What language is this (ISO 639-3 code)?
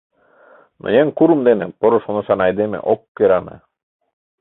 chm